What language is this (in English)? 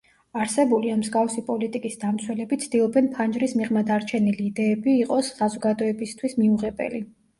Georgian